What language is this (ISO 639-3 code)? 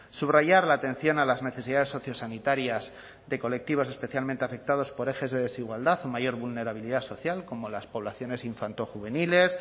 spa